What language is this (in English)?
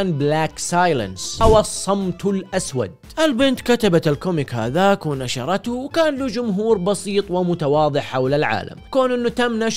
Arabic